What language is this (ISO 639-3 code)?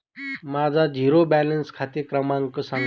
mar